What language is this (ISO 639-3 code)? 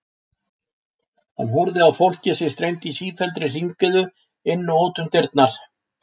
isl